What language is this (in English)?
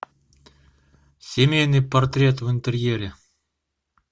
Russian